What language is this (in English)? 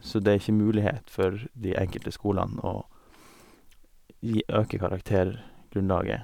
Norwegian